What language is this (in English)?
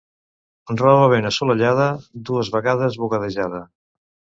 Catalan